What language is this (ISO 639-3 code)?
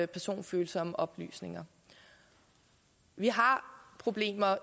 dan